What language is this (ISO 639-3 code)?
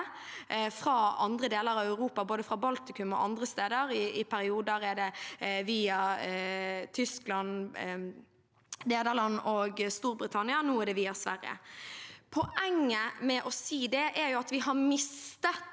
nor